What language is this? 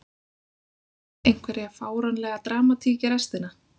Icelandic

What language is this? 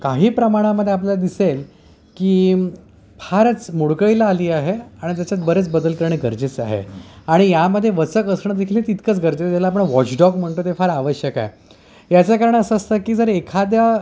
Marathi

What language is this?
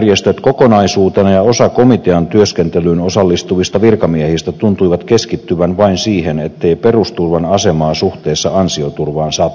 Finnish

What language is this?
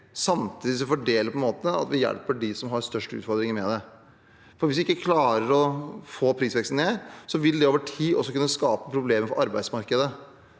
Norwegian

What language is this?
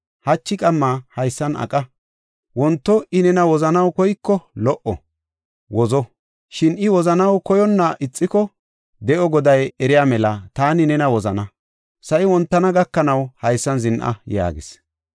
Gofa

